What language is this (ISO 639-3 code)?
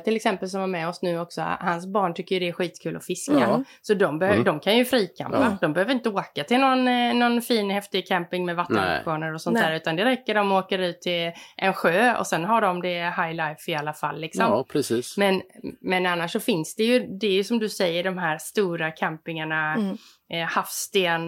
swe